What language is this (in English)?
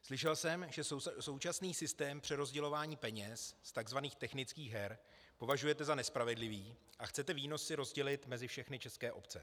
Czech